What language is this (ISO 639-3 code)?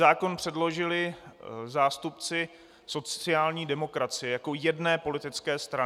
ces